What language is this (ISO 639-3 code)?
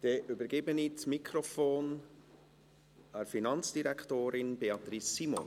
gsw